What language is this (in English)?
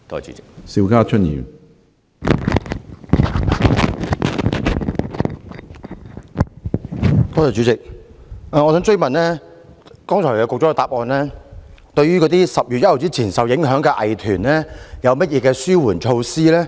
Cantonese